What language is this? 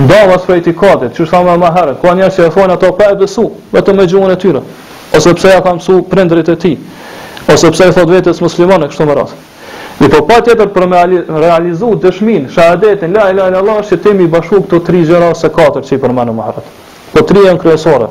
Romanian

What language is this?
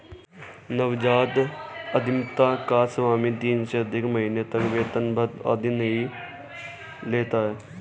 Hindi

